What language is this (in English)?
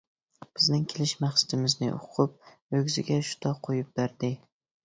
Uyghur